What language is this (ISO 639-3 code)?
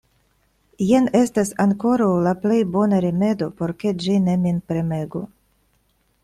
epo